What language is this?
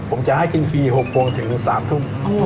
Thai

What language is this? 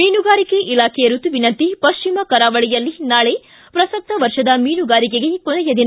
Kannada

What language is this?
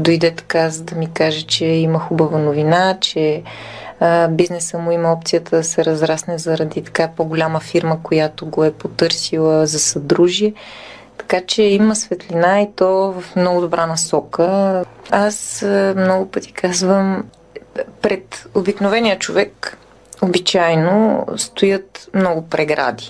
Bulgarian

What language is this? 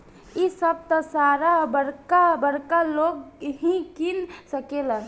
Bhojpuri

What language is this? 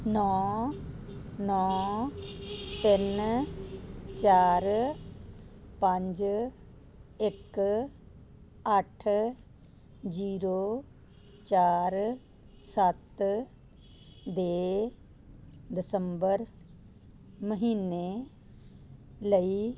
Punjabi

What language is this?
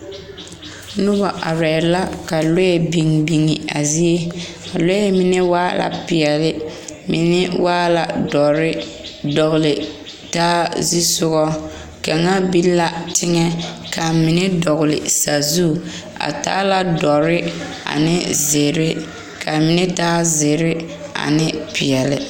Southern Dagaare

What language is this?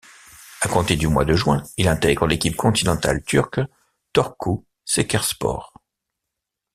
French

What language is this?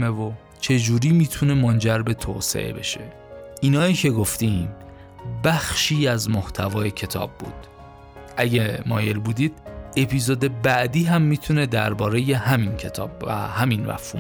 Persian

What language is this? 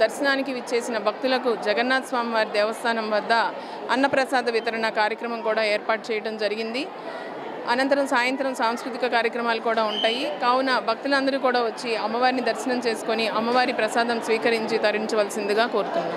Telugu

